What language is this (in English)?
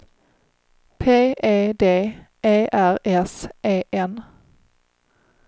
Swedish